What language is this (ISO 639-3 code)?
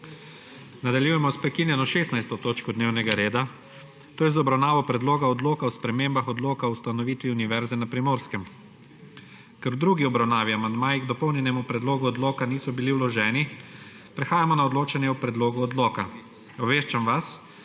slv